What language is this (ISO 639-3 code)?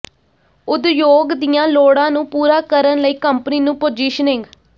pan